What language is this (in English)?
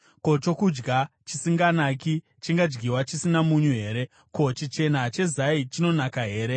Shona